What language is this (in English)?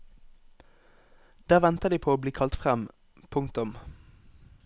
Norwegian